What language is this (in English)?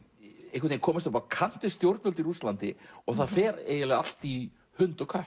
Icelandic